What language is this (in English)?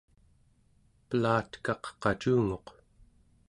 Central Yupik